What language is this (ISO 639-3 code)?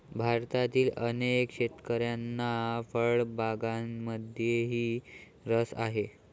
mar